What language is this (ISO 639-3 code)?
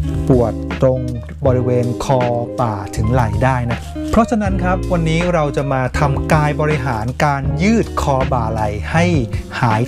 tha